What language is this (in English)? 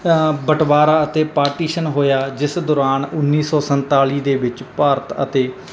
Punjabi